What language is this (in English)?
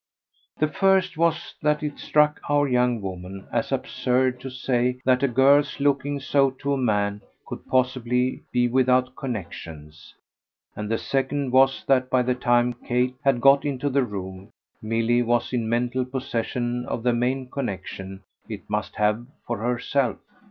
English